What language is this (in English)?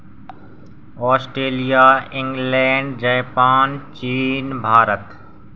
Hindi